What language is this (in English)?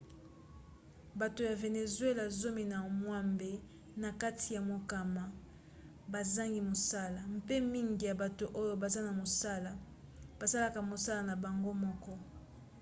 Lingala